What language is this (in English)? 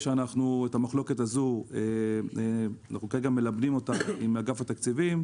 Hebrew